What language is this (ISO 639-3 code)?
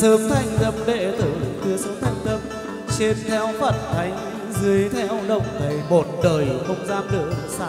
vie